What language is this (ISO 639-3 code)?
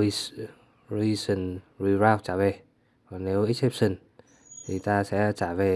vie